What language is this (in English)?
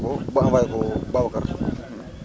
Wolof